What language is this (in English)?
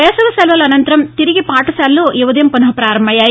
Telugu